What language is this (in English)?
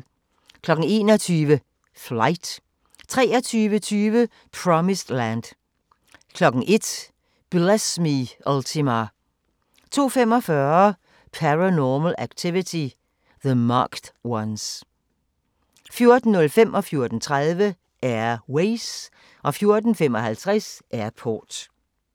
Danish